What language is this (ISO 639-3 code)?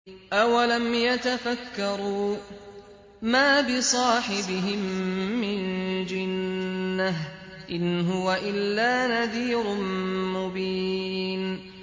ara